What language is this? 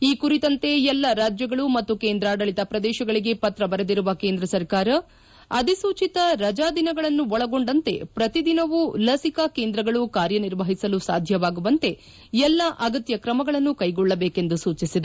Kannada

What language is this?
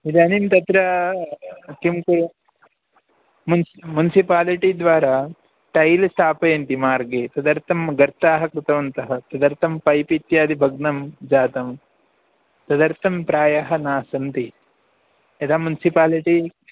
Sanskrit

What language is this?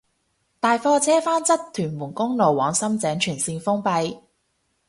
Cantonese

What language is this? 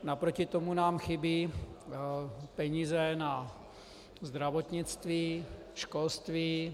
Czech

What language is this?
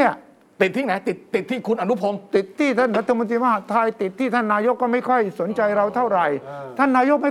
Thai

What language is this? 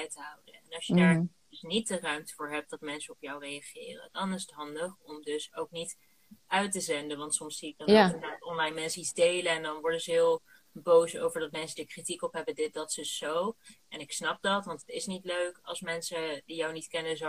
Dutch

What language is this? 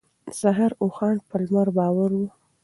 Pashto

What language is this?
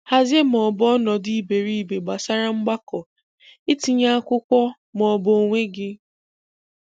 Igbo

